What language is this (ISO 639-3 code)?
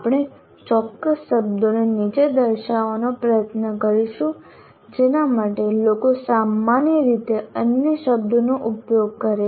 guj